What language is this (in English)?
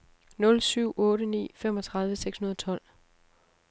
Danish